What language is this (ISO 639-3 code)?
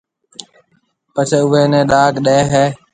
mve